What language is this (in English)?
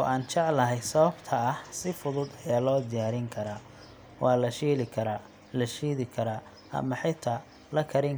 Somali